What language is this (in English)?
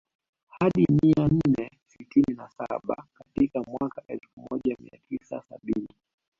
Swahili